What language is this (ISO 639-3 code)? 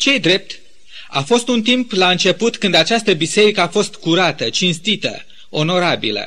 ron